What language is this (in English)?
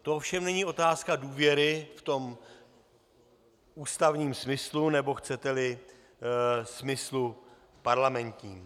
Czech